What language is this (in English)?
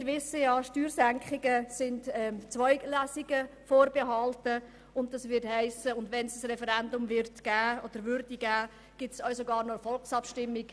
Swiss German